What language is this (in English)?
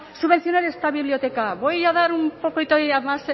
Spanish